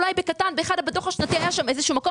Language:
Hebrew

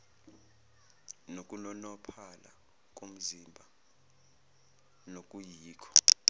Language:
Zulu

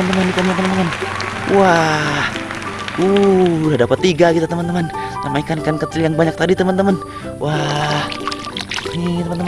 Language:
Indonesian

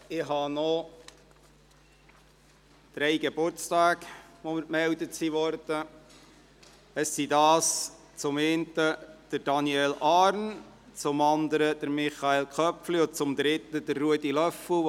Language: Swiss German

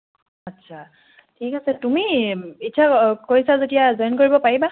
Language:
Assamese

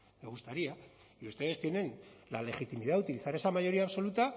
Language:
Spanish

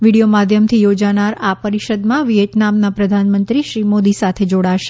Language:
Gujarati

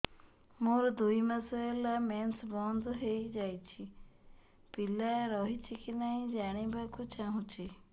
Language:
Odia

